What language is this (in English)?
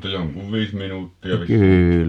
Finnish